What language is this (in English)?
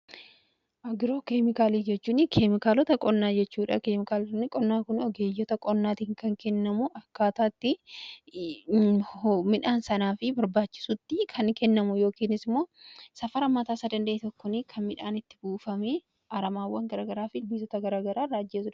Oromo